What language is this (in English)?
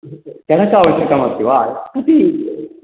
Sanskrit